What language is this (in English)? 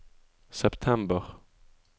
Norwegian